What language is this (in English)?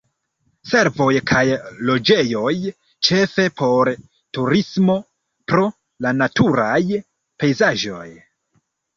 Esperanto